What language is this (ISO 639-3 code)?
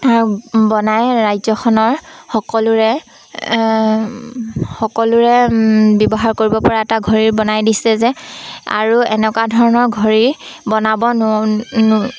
asm